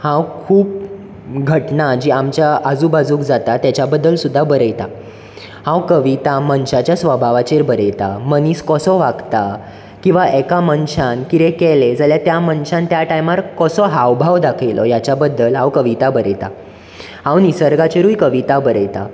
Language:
Konkani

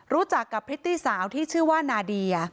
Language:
Thai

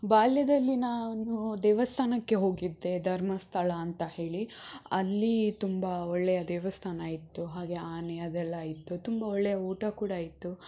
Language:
Kannada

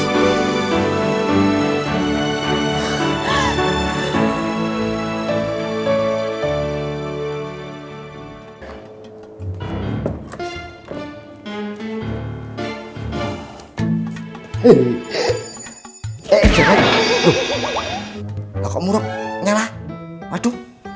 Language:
Indonesian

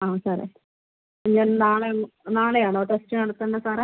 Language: Malayalam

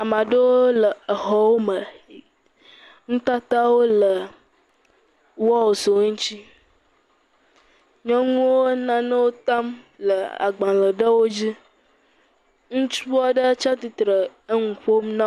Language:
Ewe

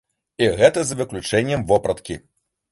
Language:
Belarusian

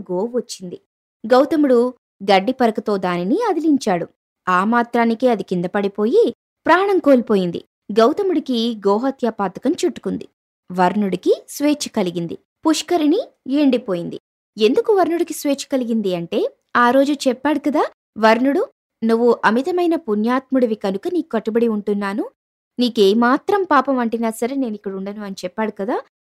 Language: Telugu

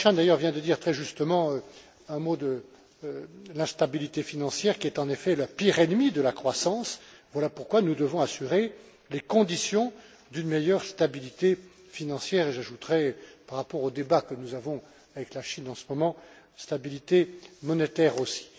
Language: French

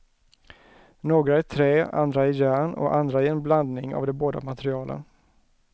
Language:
Swedish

